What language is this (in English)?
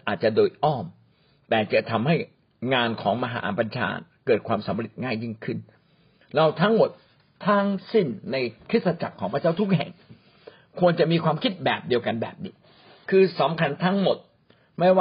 Thai